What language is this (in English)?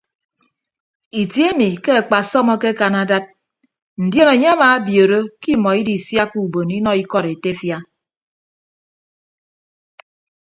Ibibio